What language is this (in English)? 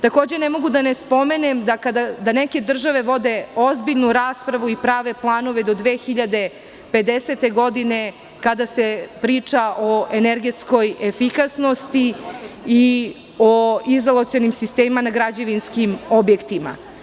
Serbian